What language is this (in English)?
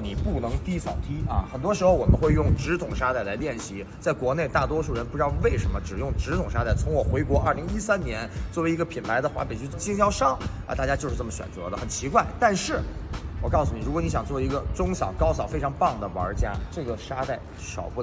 Chinese